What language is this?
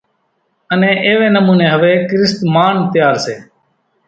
Kachi Koli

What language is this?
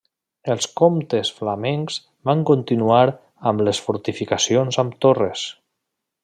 Catalan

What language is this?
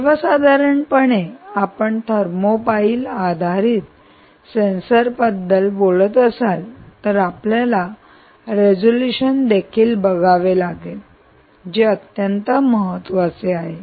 Marathi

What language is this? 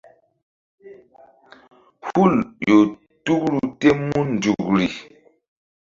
Mbum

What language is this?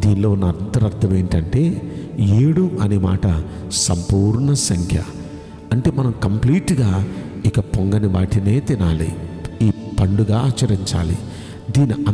Indonesian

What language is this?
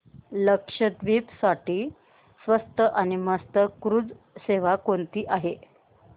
Marathi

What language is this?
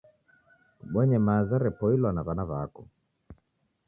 Taita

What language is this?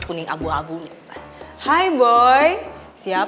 Indonesian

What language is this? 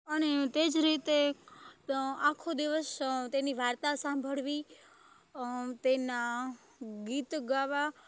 Gujarati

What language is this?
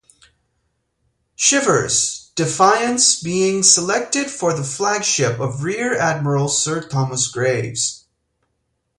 English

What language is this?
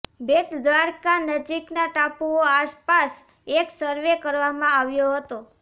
Gujarati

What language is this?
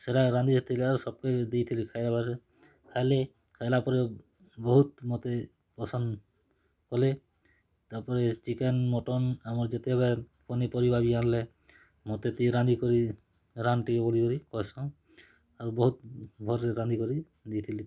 Odia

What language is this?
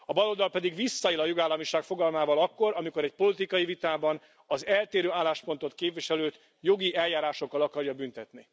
Hungarian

